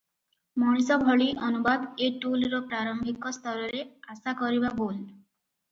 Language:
Odia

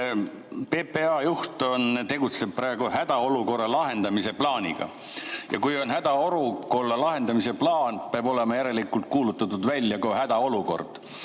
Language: Estonian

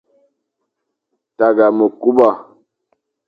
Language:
Fang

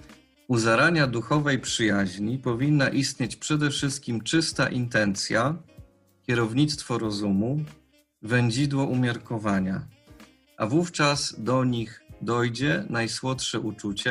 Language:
Polish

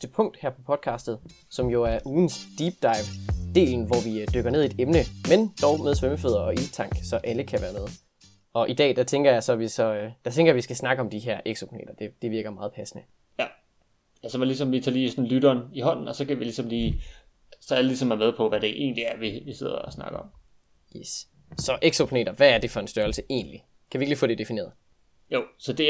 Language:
Danish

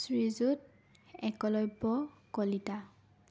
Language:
Assamese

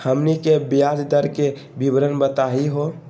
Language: Magahi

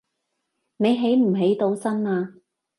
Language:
Cantonese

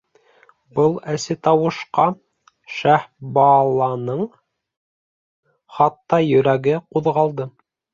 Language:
Bashkir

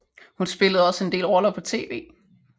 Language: Danish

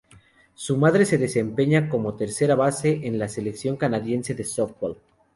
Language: Spanish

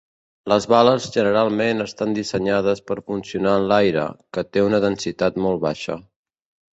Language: Catalan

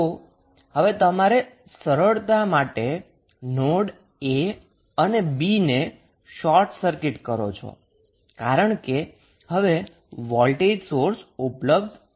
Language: Gujarati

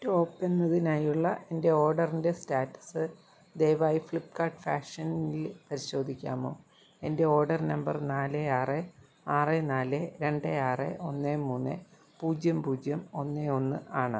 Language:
Malayalam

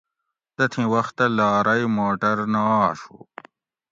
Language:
Gawri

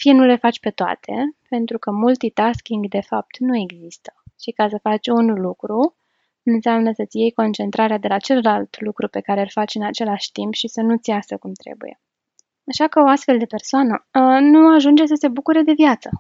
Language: Romanian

